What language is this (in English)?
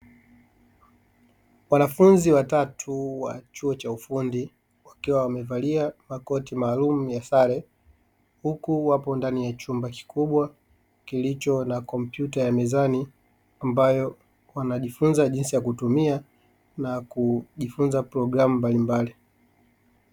Swahili